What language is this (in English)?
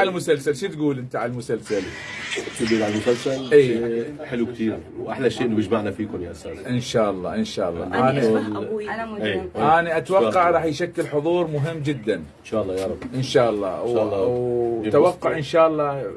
Arabic